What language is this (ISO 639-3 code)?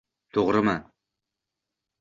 uzb